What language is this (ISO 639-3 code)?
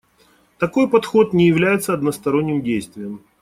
rus